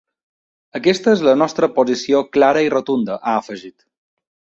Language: Catalan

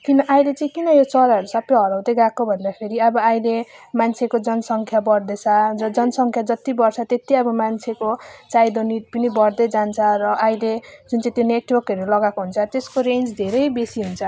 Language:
Nepali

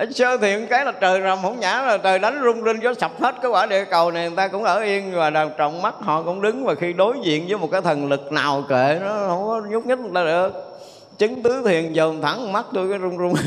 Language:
Vietnamese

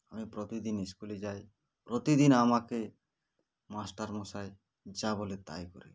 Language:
Bangla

